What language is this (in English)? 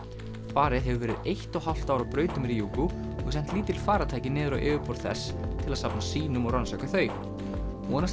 Icelandic